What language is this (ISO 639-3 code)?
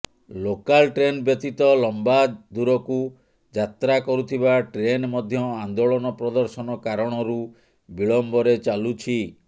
ori